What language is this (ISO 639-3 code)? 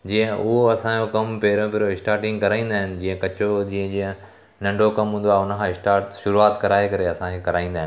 snd